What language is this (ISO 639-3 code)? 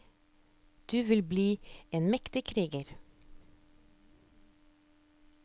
nor